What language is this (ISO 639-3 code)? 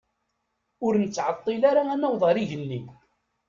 kab